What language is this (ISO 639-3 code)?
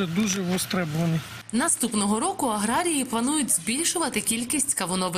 ukr